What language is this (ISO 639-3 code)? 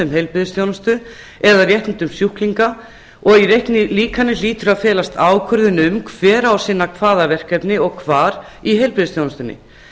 isl